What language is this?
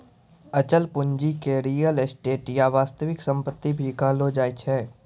Maithili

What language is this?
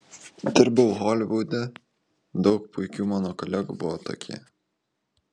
Lithuanian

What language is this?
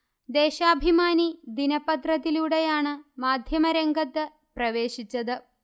Malayalam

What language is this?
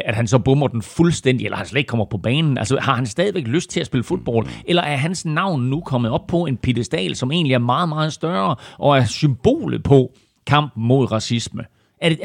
Danish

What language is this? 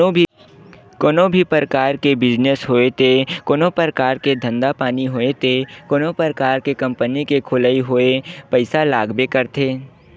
Chhattisgarhi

